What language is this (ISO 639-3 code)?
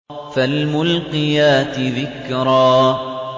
ara